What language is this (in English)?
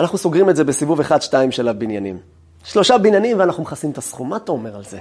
Hebrew